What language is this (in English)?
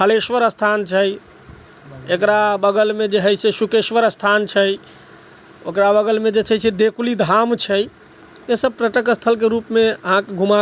Maithili